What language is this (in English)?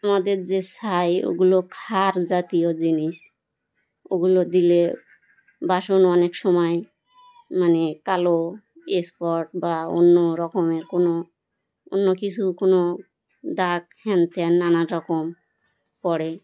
Bangla